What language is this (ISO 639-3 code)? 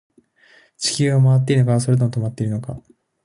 jpn